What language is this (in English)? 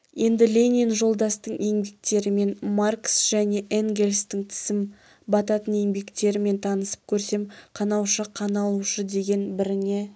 Kazakh